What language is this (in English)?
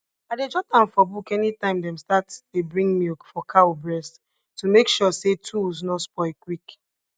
Nigerian Pidgin